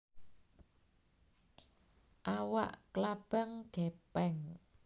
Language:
Javanese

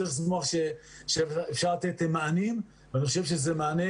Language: Hebrew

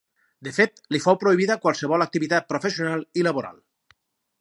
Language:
Catalan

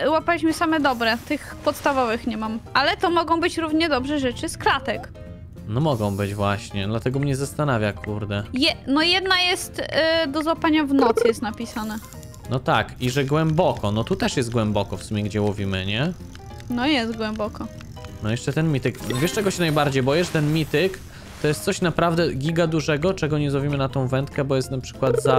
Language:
Polish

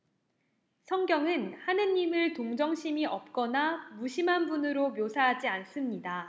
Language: Korean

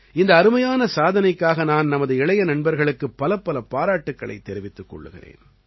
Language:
Tamil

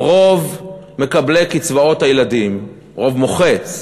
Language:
Hebrew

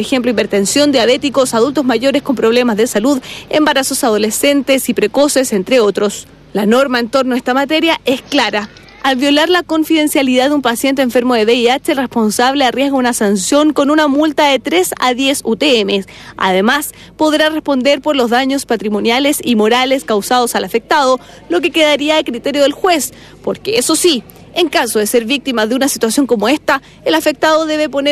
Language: Spanish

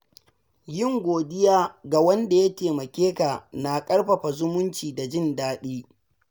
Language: Hausa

